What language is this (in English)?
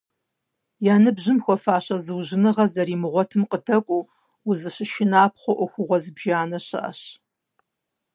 Kabardian